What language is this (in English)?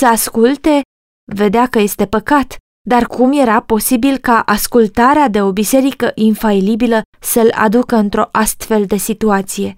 Romanian